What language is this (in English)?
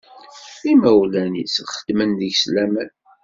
Kabyle